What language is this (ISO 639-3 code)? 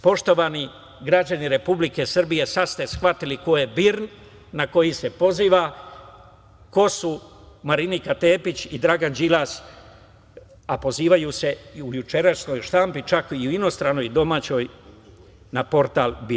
srp